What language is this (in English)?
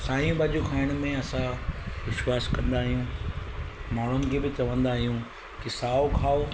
Sindhi